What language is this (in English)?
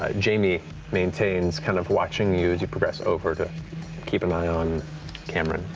English